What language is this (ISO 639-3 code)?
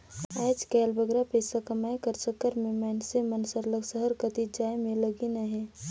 hne